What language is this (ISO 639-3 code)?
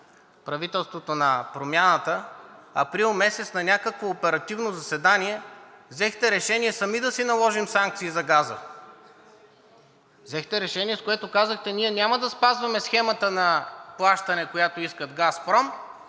bul